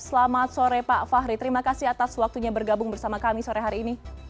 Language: Indonesian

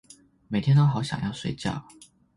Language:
Chinese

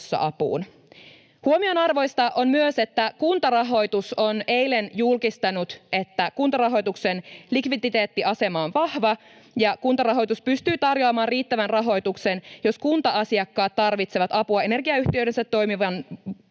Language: Finnish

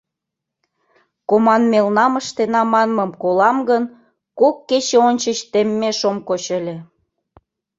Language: Mari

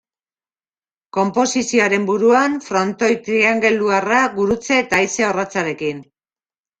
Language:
Basque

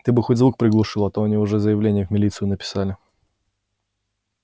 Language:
Russian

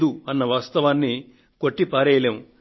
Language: Telugu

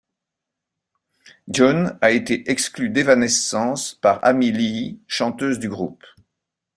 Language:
French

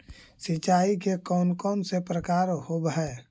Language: Magahi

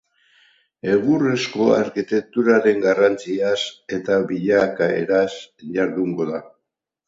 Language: Basque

